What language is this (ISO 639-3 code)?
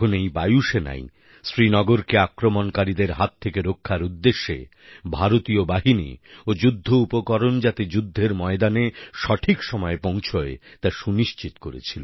ben